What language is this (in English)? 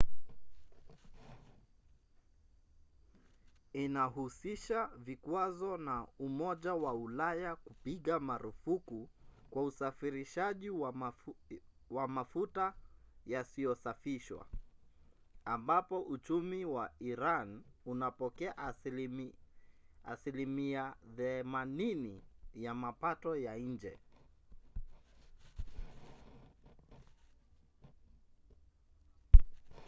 Swahili